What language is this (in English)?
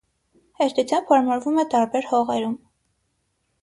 Armenian